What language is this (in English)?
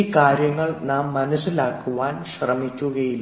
Malayalam